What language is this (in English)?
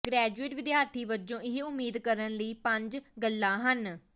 Punjabi